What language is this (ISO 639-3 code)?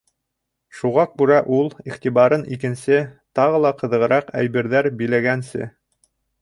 bak